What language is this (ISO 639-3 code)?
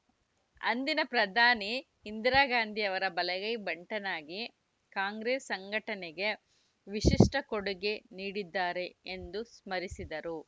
kan